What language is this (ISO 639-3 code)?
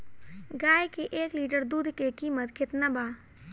bho